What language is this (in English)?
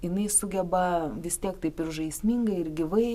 Lithuanian